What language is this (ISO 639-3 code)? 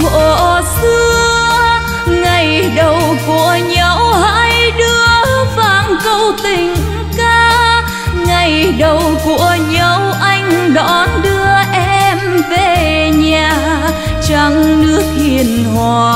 vie